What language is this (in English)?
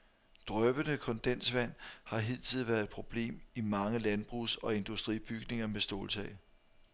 Danish